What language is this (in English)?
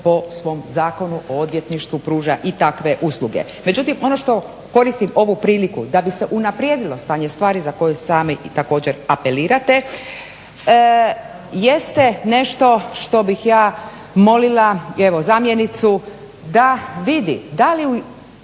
Croatian